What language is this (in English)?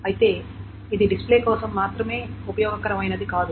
Telugu